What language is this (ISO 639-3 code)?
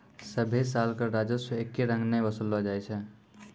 mai